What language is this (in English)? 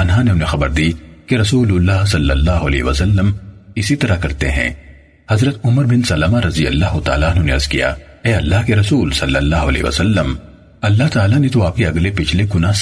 Urdu